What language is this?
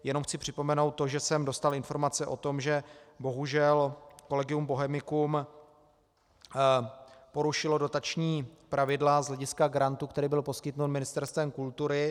Czech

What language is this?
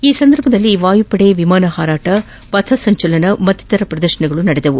Kannada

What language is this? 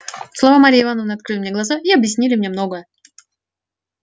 Russian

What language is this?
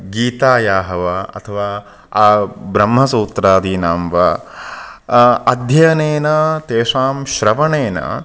Sanskrit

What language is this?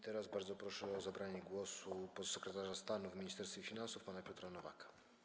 Polish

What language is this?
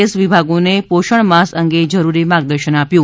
Gujarati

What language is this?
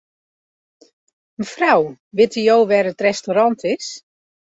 Western Frisian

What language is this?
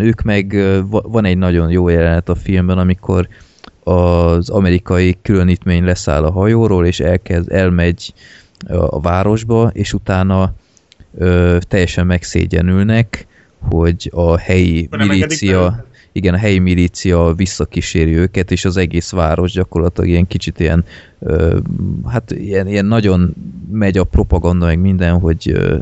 Hungarian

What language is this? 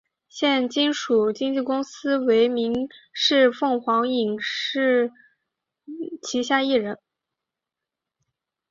Chinese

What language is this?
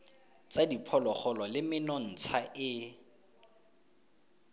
Tswana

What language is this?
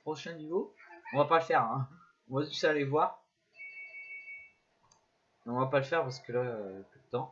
French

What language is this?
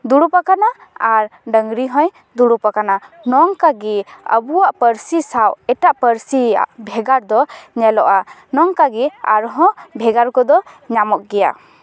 Santali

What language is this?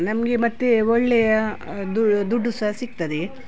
Kannada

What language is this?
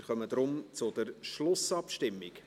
Swiss German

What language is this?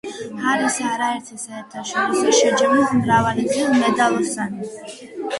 Georgian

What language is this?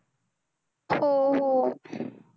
Marathi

